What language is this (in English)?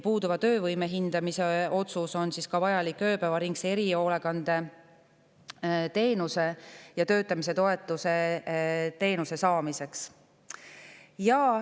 Estonian